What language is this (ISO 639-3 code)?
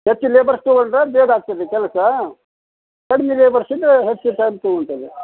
kan